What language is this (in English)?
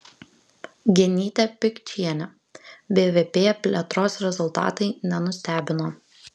Lithuanian